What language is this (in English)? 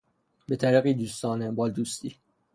Persian